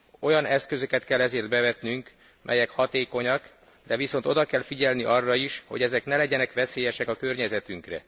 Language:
Hungarian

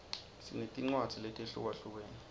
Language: Swati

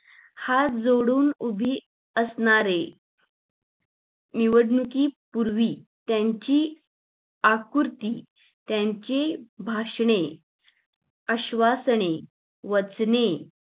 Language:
Marathi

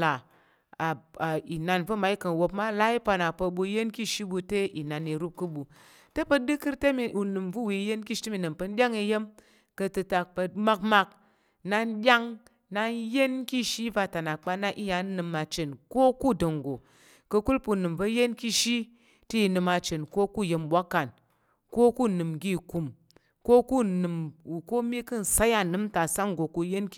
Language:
Tarok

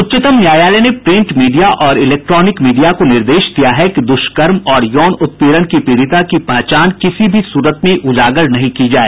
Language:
Hindi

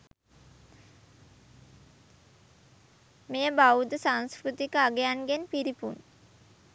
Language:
Sinhala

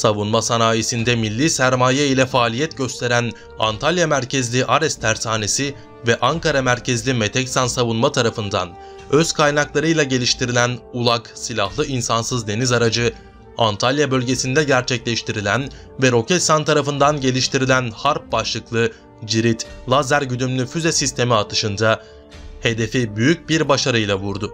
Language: Turkish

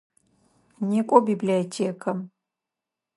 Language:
Adyghe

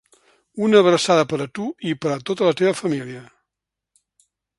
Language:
Catalan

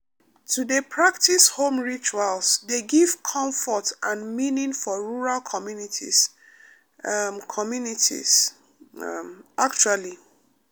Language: Nigerian Pidgin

